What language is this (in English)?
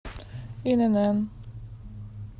Russian